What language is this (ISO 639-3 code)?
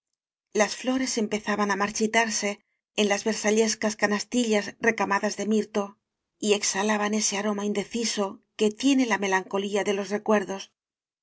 spa